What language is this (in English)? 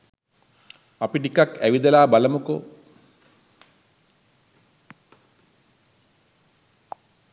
Sinhala